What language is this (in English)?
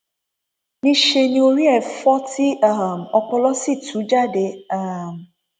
Yoruba